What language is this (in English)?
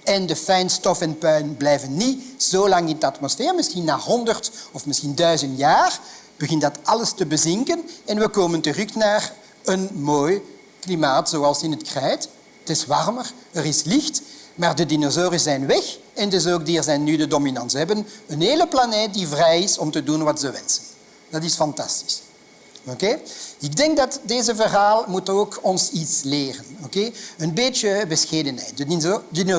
Dutch